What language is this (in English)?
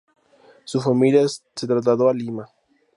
Spanish